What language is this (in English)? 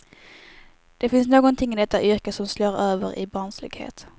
Swedish